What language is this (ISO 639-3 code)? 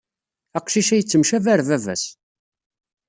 kab